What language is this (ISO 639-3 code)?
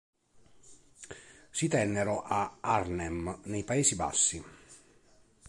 ita